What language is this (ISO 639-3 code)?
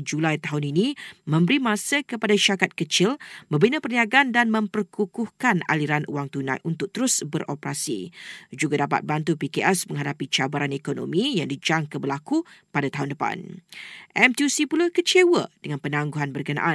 msa